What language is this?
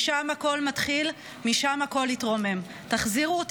Hebrew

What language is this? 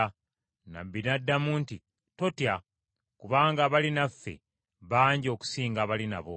Ganda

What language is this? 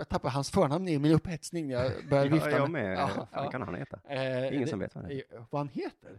Swedish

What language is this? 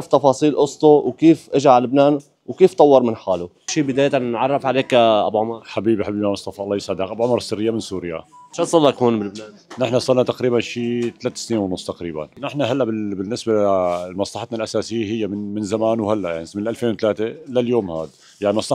Arabic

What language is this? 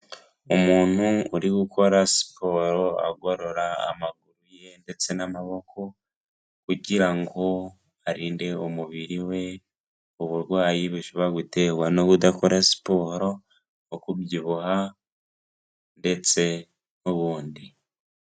Kinyarwanda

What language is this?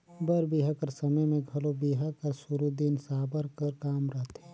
Chhattisgarhi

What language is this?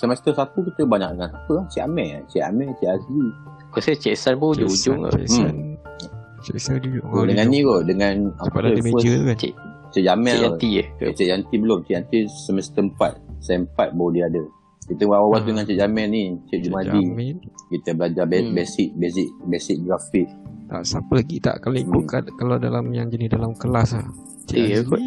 Malay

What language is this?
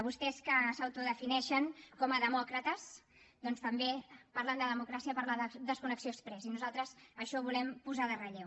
Catalan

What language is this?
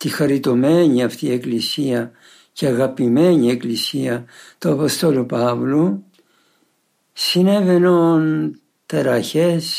Greek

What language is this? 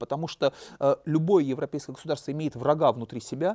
Russian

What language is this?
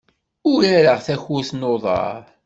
Kabyle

